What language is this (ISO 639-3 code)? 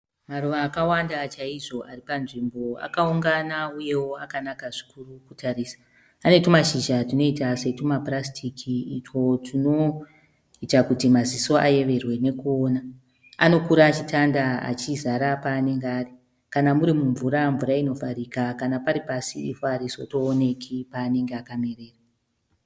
sna